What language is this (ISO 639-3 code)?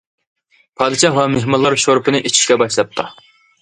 uig